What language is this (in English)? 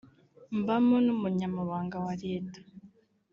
Kinyarwanda